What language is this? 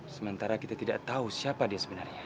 Indonesian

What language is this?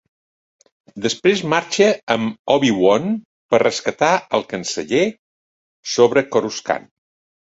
Catalan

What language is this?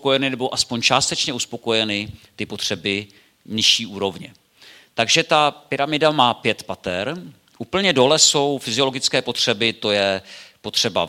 Czech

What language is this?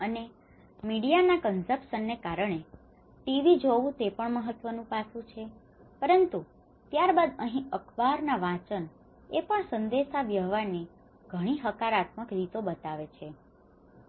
Gujarati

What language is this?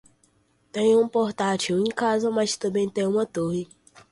Portuguese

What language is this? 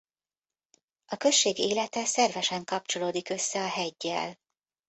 Hungarian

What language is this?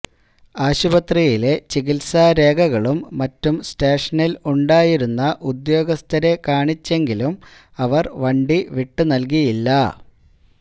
Malayalam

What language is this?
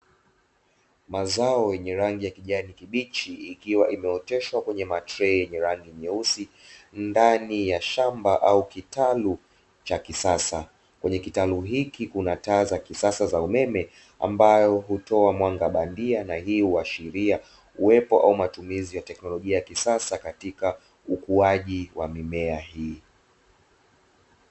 Swahili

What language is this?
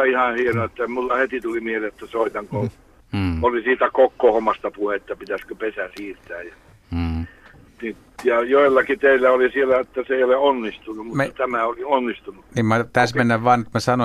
Finnish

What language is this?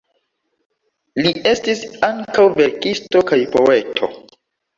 Esperanto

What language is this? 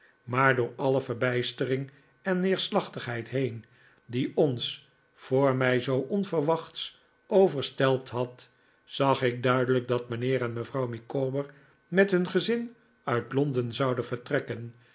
Dutch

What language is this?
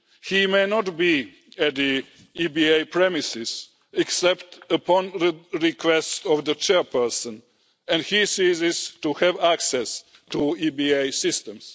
English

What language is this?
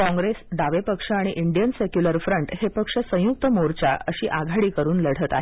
Marathi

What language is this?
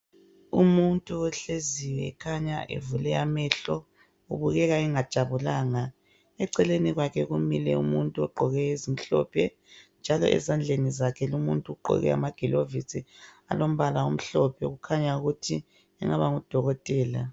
North Ndebele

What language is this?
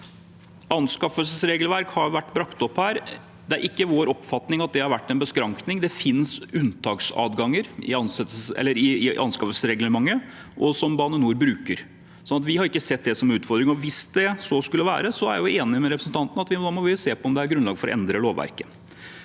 Norwegian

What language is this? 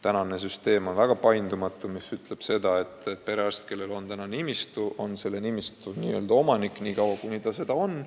Estonian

